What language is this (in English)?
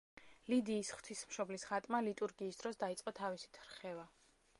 Georgian